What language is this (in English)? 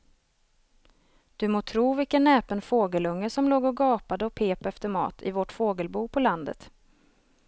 Swedish